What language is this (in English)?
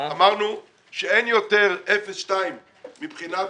Hebrew